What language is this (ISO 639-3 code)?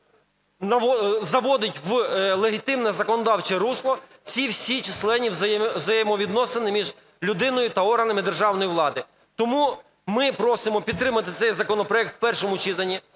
ukr